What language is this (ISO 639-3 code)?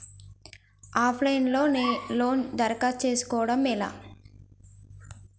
tel